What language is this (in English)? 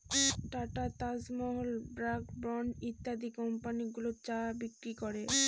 Bangla